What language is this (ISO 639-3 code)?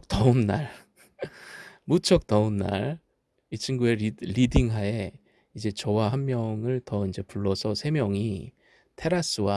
kor